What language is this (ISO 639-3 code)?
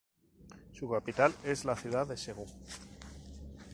spa